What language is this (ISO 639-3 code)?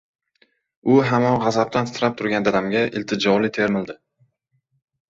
uzb